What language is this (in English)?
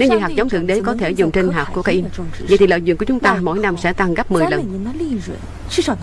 Vietnamese